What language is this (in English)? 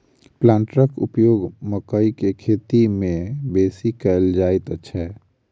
Maithili